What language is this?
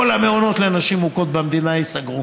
Hebrew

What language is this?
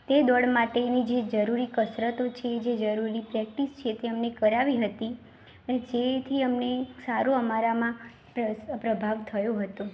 Gujarati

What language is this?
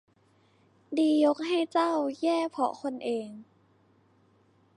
Thai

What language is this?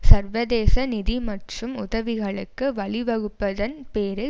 Tamil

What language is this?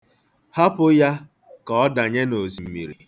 Igbo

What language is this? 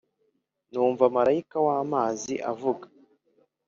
Kinyarwanda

